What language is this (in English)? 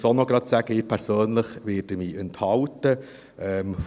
Swiss German